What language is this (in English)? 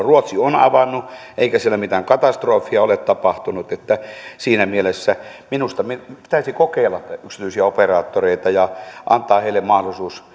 Finnish